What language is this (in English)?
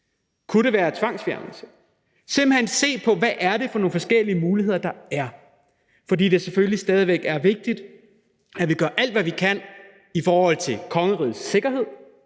Danish